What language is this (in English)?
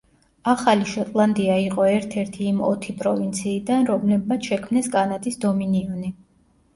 Georgian